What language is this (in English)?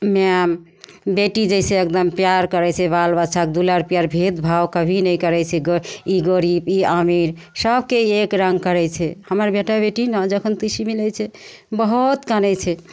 Maithili